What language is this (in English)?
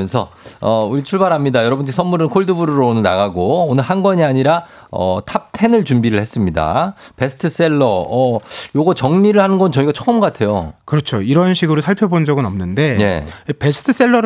Korean